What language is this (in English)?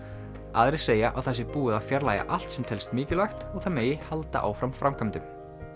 Icelandic